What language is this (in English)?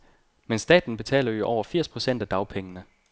Danish